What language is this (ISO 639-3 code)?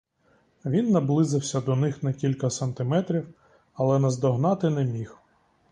ukr